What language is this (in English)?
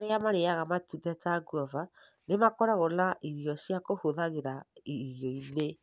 Kikuyu